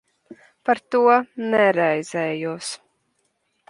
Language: Latvian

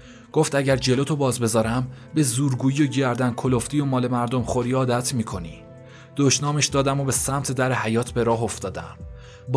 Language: Persian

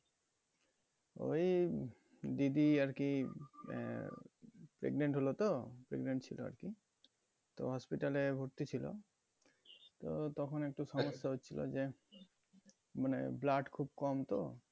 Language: Bangla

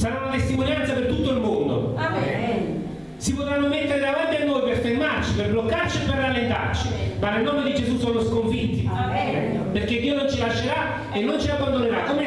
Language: Italian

